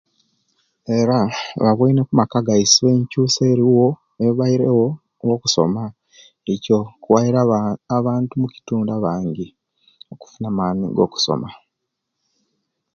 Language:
Kenyi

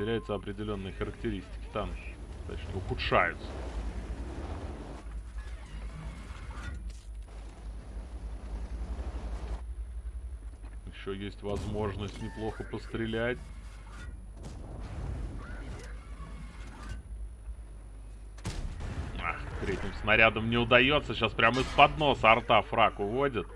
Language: Russian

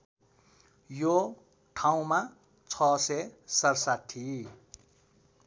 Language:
Nepali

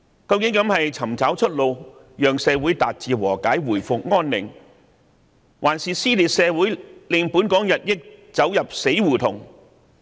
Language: Cantonese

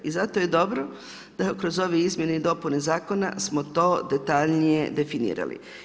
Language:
Croatian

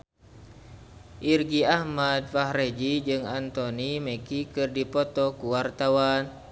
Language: Sundanese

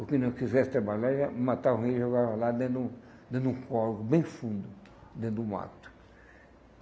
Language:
Portuguese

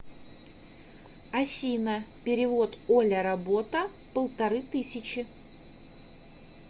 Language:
Russian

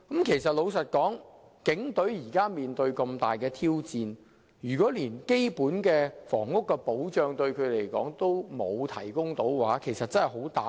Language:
Cantonese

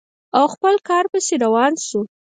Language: Pashto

